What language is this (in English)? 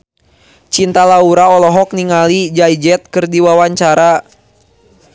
Sundanese